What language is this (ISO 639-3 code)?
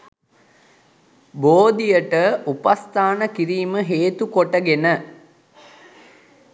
sin